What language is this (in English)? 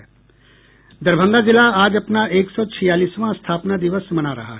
Hindi